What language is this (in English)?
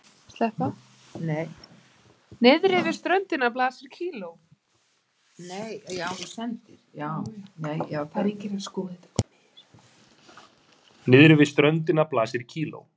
Icelandic